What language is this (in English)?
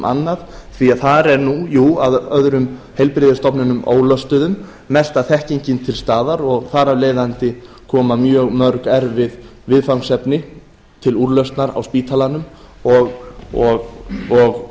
Icelandic